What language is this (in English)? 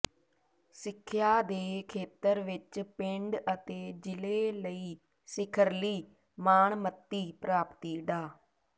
Punjabi